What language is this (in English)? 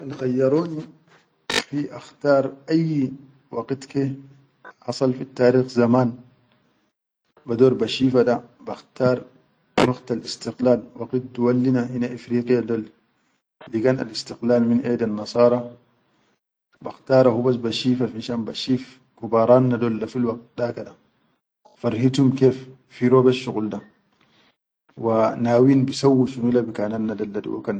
Chadian Arabic